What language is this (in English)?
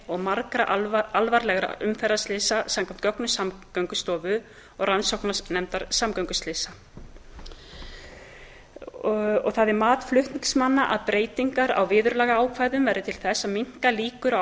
Icelandic